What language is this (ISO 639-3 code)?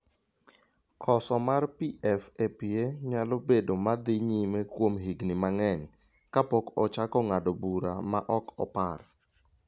luo